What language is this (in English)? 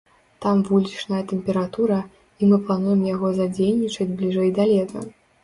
Belarusian